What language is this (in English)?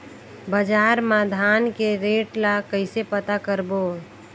Chhattisgarhi